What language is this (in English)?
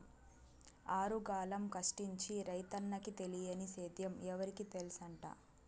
Telugu